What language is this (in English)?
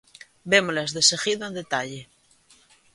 Galician